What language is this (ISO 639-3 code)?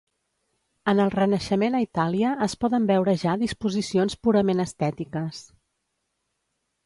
cat